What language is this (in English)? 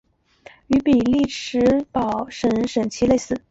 Chinese